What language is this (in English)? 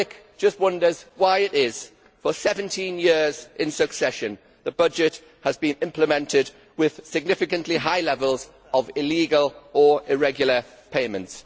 English